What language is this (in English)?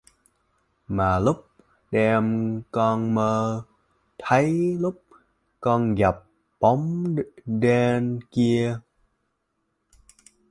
Vietnamese